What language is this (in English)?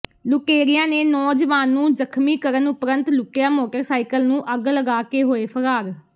Punjabi